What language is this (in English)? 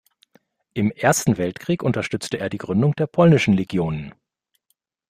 German